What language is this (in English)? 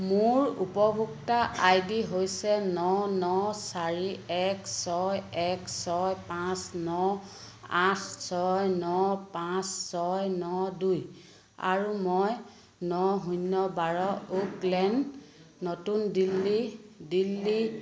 Assamese